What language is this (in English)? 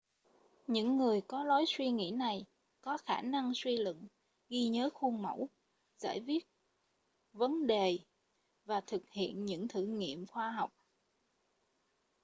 Vietnamese